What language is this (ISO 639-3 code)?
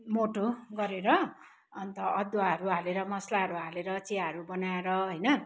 nep